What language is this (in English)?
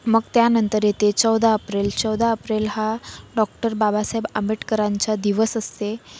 Marathi